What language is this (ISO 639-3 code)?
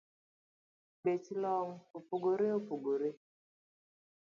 luo